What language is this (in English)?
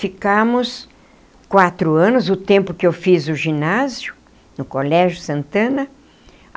Portuguese